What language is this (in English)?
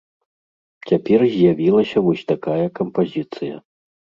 Belarusian